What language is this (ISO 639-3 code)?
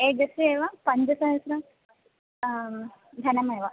san